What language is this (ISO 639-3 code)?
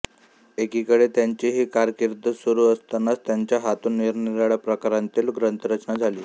mar